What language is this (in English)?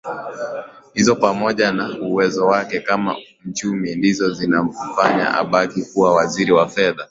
Swahili